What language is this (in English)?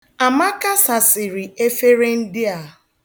Igbo